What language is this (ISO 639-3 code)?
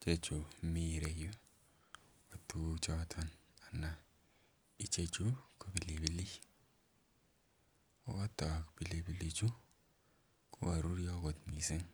kln